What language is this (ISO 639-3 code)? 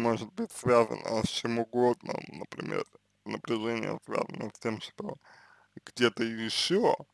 rus